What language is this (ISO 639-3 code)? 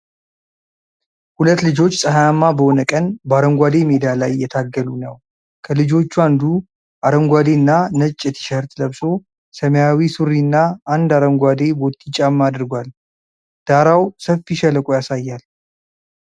amh